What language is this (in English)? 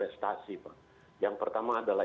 Indonesian